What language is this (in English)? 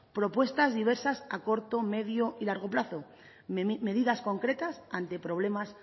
Spanish